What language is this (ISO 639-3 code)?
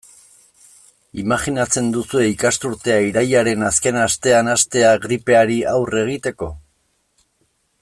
eus